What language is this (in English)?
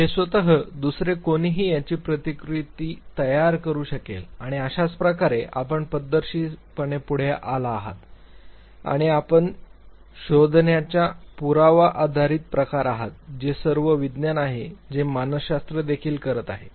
Marathi